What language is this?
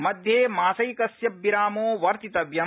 Sanskrit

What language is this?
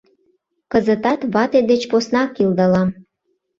Mari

